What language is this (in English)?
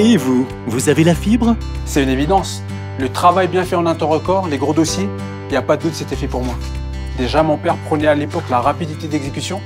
French